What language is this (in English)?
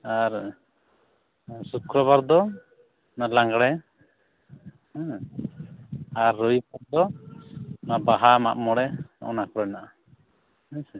Santali